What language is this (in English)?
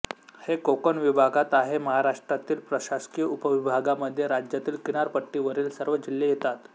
Marathi